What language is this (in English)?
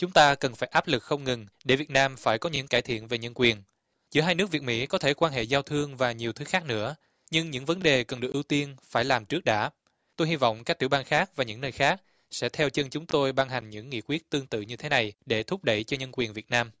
Vietnamese